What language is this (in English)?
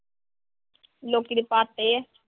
Punjabi